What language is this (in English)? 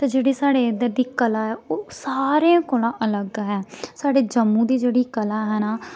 Dogri